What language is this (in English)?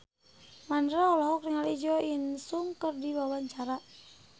Sundanese